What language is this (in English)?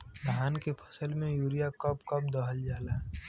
Bhojpuri